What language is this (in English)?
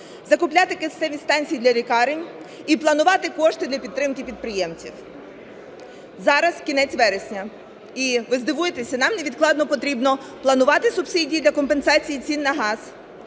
Ukrainian